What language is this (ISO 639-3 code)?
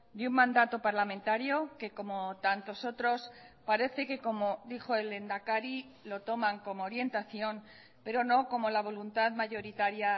spa